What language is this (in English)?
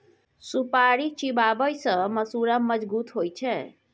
Maithili